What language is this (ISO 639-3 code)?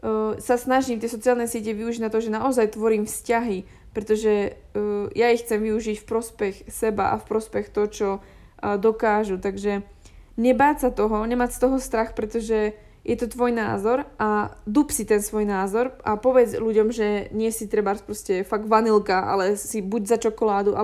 slk